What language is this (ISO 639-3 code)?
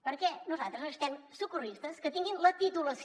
cat